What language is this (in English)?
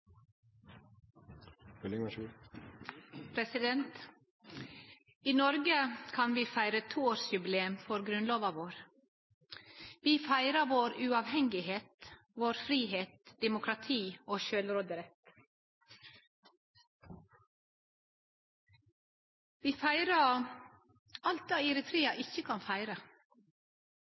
Norwegian Nynorsk